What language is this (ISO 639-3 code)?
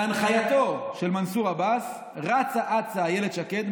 heb